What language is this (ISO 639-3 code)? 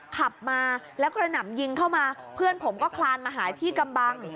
tha